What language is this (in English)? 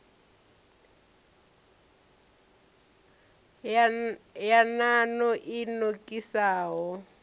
Venda